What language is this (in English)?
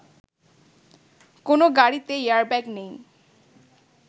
Bangla